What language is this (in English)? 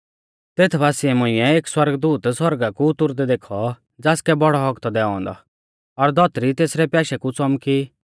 Mahasu Pahari